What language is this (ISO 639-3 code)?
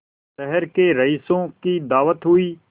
hin